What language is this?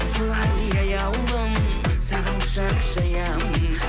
Kazakh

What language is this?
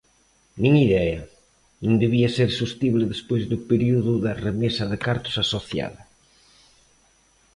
Galician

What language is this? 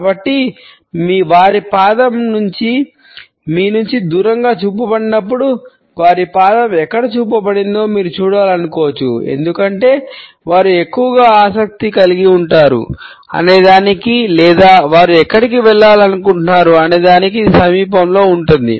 Telugu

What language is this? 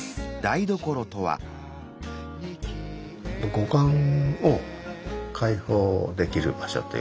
Japanese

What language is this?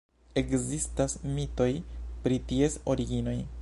Esperanto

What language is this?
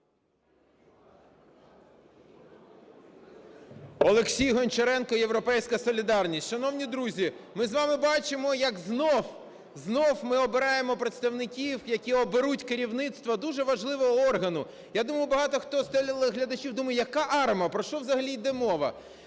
Ukrainian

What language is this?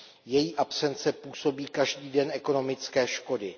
Czech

